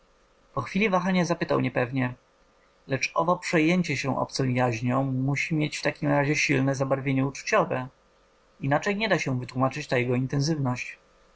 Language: Polish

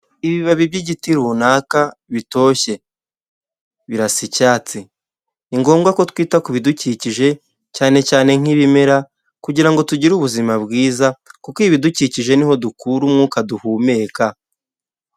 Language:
Kinyarwanda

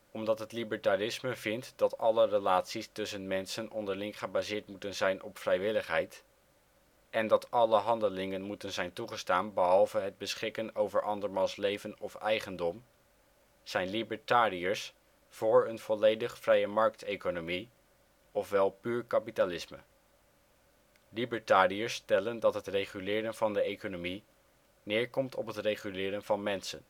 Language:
Dutch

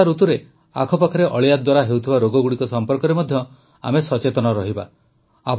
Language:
Odia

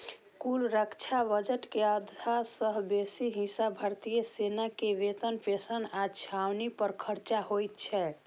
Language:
Maithili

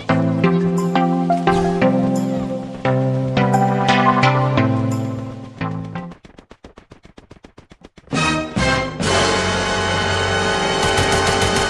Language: English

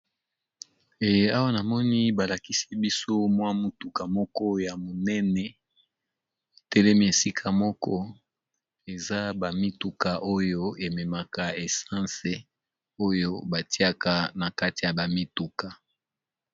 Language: Lingala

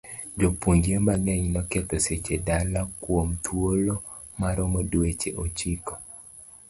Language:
Luo (Kenya and Tanzania)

